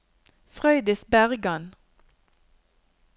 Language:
Norwegian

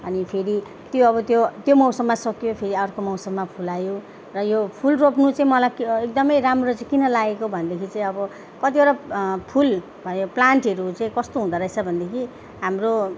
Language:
Nepali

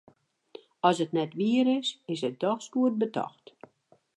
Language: Western Frisian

